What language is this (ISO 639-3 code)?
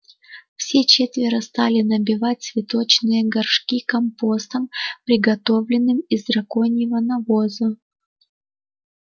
rus